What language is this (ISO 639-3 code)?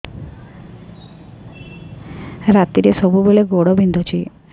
ori